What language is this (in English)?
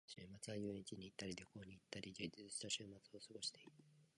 Japanese